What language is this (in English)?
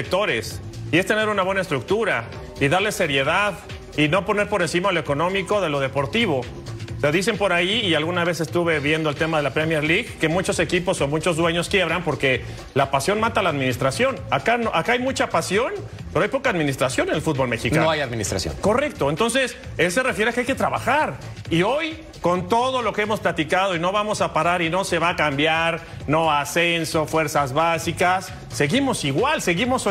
Spanish